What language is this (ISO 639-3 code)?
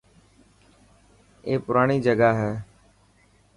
mki